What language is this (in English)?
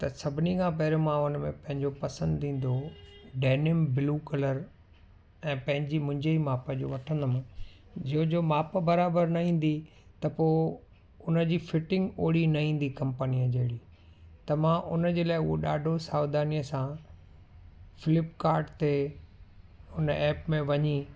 Sindhi